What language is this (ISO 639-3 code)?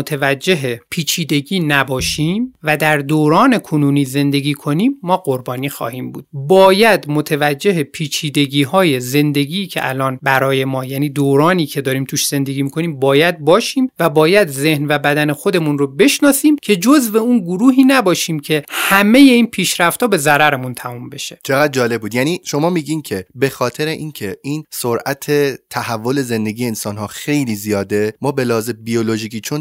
fas